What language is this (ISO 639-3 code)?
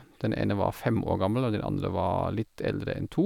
nor